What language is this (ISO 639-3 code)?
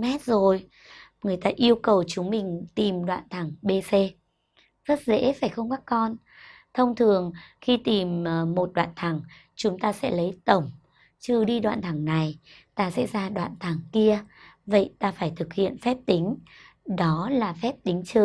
vie